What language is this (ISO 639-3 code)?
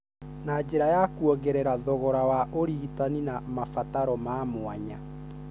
kik